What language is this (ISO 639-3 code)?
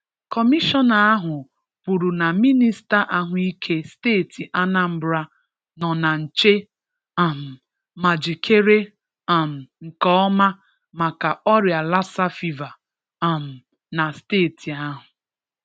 ibo